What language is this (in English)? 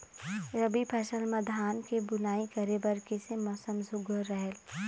Chhattisgarhi